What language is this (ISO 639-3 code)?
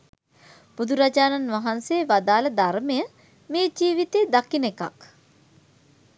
sin